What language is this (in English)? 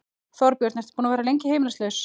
Icelandic